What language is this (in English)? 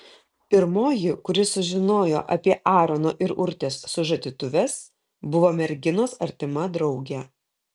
Lithuanian